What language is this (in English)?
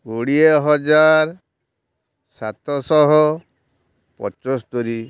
Odia